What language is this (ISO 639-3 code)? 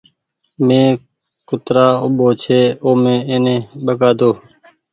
gig